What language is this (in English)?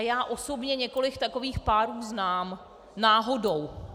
Czech